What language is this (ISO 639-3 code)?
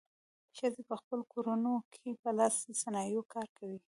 pus